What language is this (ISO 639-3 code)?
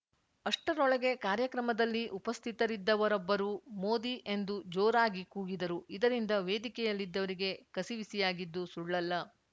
kan